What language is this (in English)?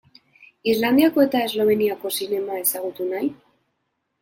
Basque